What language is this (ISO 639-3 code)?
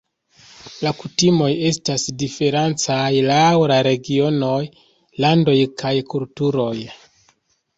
epo